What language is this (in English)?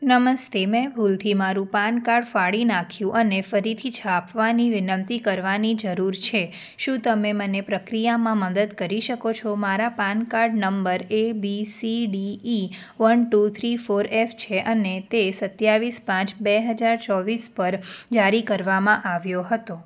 Gujarati